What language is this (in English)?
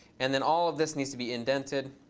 English